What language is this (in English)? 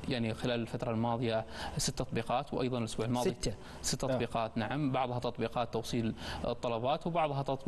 Arabic